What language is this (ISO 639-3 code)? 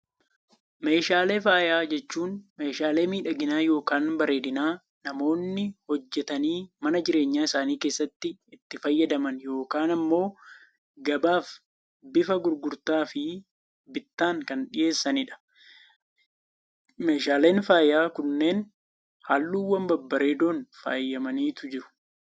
orm